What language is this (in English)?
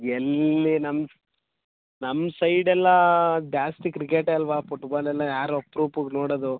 Kannada